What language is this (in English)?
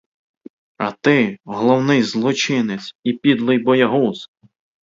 Ukrainian